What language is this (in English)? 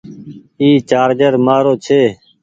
Goaria